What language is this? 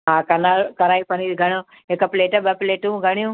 Sindhi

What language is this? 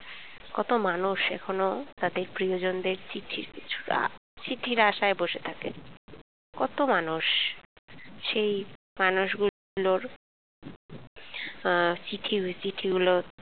Bangla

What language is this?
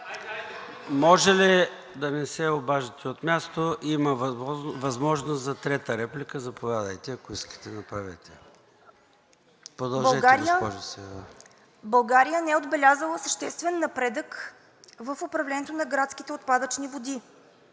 Bulgarian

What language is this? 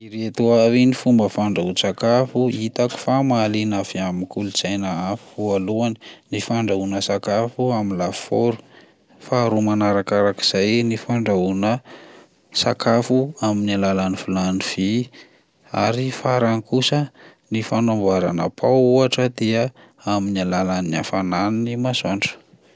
Malagasy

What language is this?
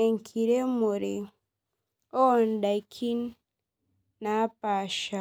Masai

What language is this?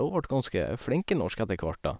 Norwegian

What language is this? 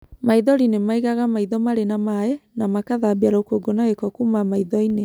Kikuyu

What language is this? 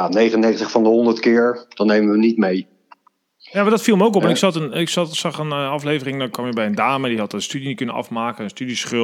Dutch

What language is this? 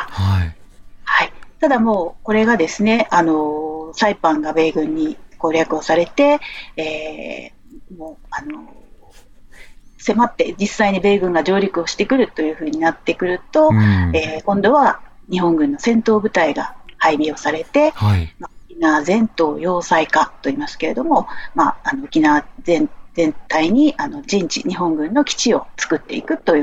Japanese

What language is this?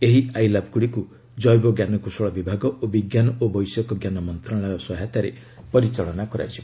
Odia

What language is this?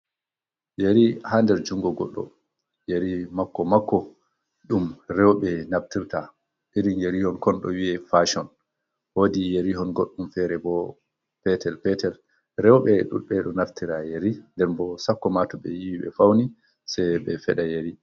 Fula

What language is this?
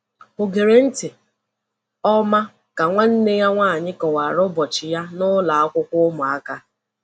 Igbo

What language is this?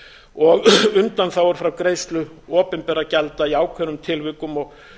Icelandic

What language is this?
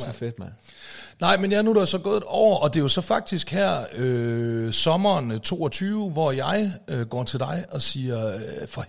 Danish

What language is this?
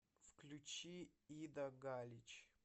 Russian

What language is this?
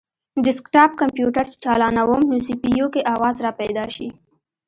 Pashto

